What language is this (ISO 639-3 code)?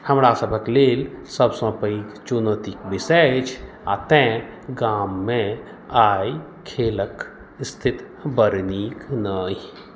mai